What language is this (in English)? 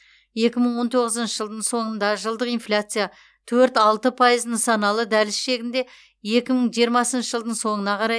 Kazakh